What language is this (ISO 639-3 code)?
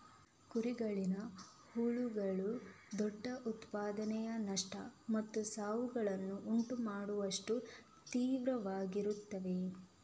kan